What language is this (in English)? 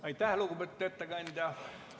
Estonian